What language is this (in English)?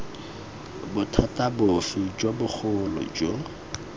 Tswana